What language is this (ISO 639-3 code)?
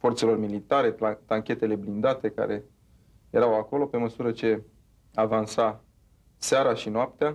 ron